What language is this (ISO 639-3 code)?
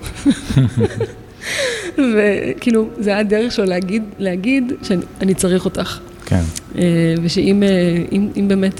heb